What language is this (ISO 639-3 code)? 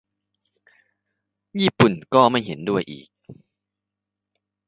tha